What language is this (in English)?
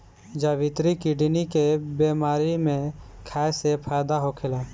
Bhojpuri